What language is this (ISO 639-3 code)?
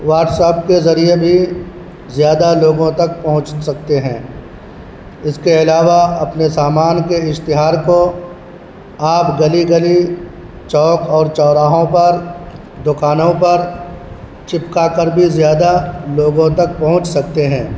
urd